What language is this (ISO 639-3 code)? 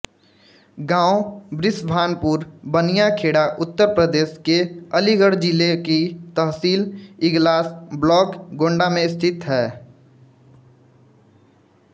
hin